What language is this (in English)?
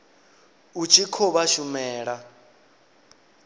Venda